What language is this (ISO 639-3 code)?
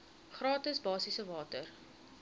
afr